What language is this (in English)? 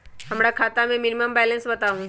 Magahi